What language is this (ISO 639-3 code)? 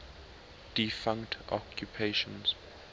eng